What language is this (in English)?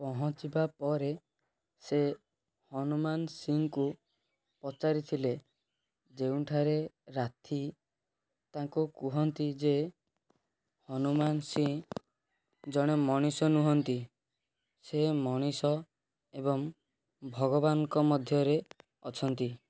Odia